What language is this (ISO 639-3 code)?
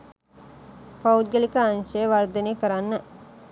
sin